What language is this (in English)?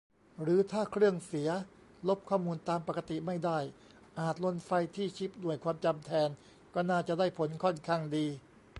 Thai